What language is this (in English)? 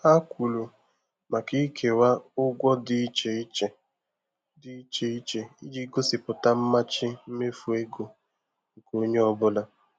Igbo